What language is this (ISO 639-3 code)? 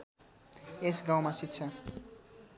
nep